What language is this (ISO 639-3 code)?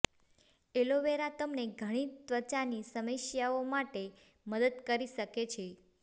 guj